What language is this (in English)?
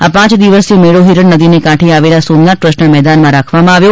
Gujarati